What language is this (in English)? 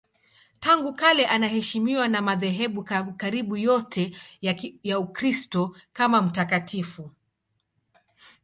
Swahili